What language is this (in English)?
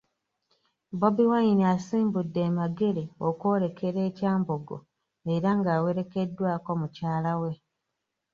Ganda